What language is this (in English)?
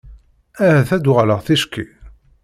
Kabyle